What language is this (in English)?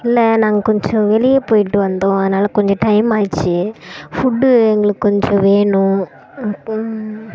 Tamil